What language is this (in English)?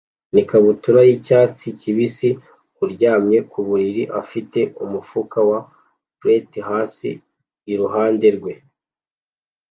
Kinyarwanda